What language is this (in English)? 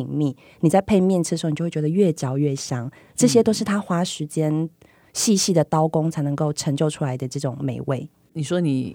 Chinese